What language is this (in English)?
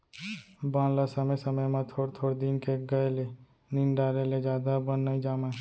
Chhattisgarhi